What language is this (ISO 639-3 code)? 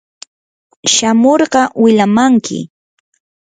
qur